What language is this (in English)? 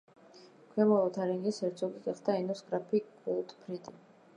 Georgian